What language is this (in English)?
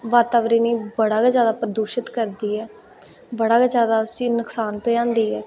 Dogri